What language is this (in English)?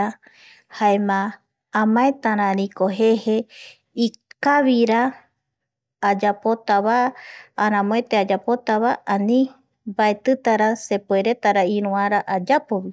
Eastern Bolivian Guaraní